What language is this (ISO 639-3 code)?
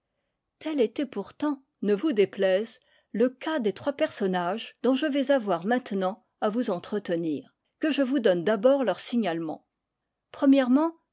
fra